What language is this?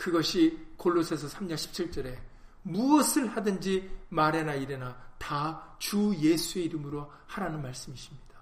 Korean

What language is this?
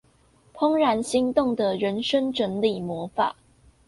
Chinese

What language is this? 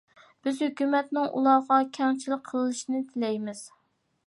Uyghur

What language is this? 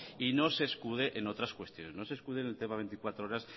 Spanish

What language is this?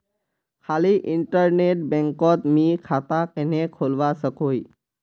Magahi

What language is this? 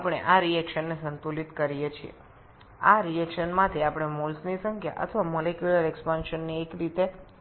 Bangla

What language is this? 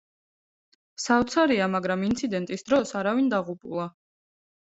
Georgian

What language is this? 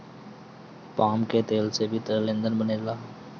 Bhojpuri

